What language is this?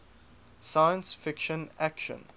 English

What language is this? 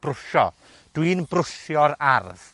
Welsh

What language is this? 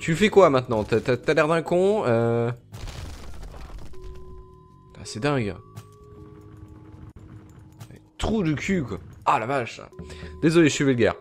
French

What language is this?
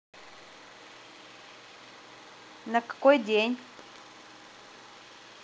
Russian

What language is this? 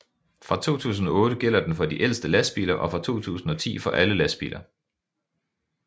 Danish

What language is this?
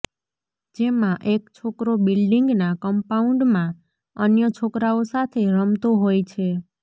Gujarati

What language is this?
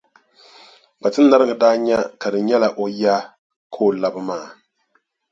Dagbani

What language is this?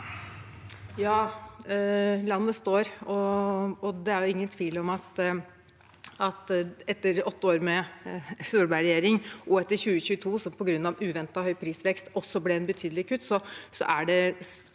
Norwegian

